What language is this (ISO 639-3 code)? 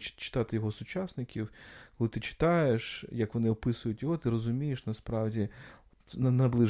ukr